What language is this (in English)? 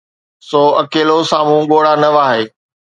Sindhi